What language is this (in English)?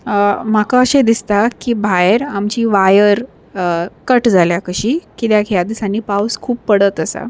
Konkani